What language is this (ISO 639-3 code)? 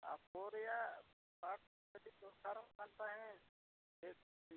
sat